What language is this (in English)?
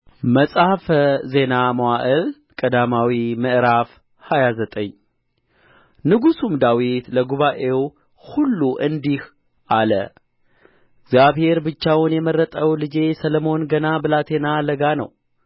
Amharic